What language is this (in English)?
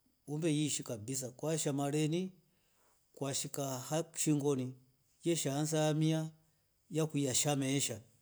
Rombo